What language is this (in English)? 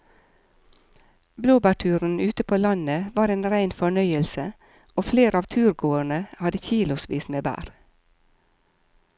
Norwegian